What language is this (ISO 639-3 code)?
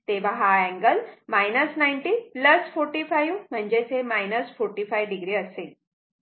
mar